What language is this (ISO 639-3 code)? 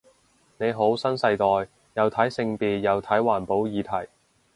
yue